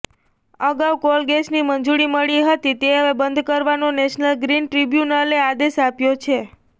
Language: Gujarati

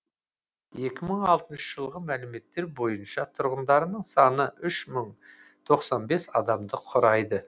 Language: Kazakh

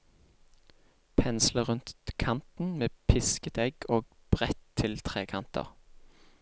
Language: Norwegian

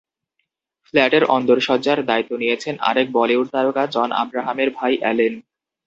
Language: Bangla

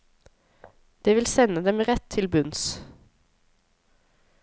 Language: Norwegian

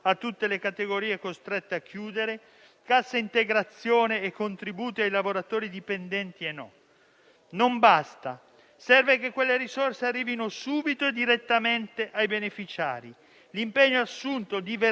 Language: Italian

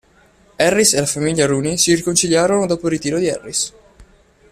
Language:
Italian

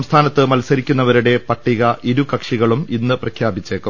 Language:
Malayalam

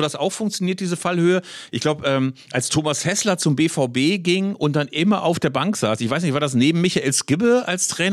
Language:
German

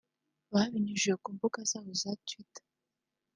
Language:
Kinyarwanda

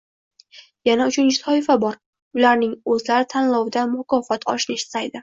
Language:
Uzbek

